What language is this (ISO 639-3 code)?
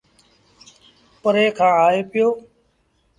sbn